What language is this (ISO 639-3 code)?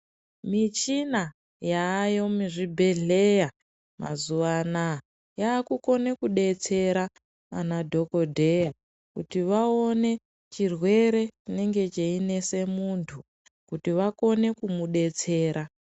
ndc